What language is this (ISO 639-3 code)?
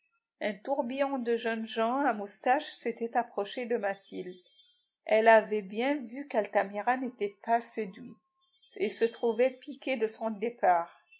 fra